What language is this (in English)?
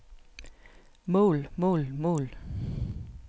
Danish